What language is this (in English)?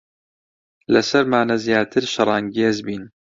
Central Kurdish